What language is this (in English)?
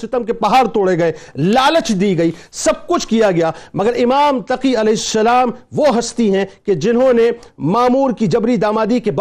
Urdu